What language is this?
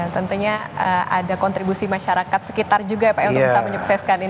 Indonesian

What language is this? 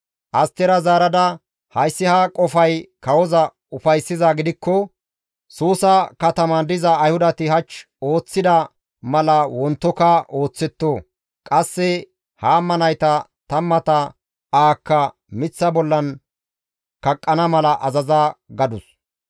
Gamo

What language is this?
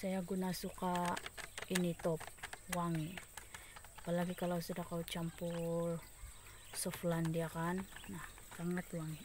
Indonesian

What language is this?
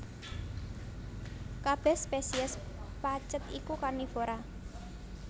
Javanese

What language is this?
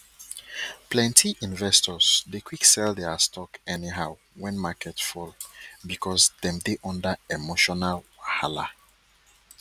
Nigerian Pidgin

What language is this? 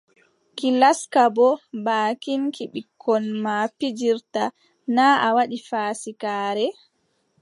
Adamawa Fulfulde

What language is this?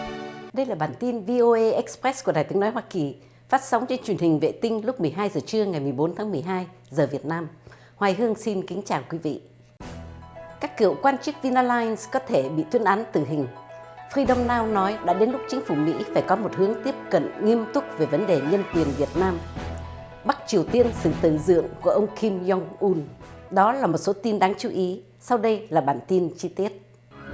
Vietnamese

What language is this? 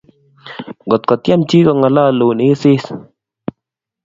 Kalenjin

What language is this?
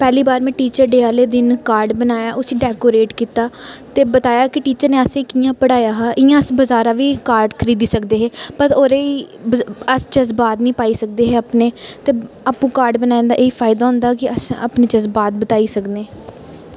Dogri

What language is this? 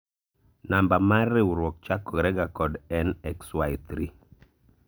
Luo (Kenya and Tanzania)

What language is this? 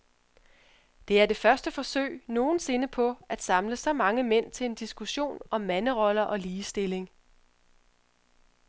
Danish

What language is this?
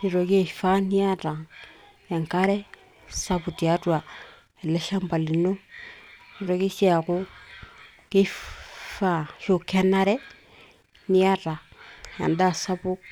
Masai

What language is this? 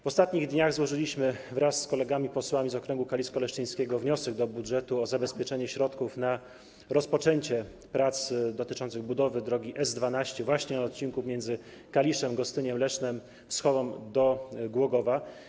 Polish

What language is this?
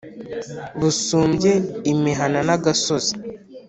Kinyarwanda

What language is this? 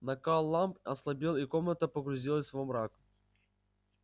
Russian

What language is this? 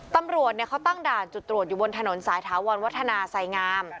Thai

